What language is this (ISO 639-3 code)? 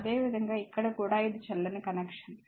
tel